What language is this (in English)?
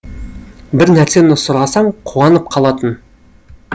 Kazakh